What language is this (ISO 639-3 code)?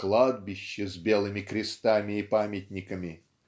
rus